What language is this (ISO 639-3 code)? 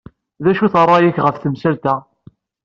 kab